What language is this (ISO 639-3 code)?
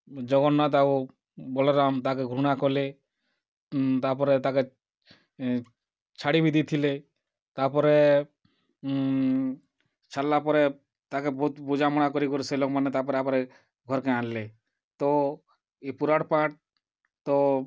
ori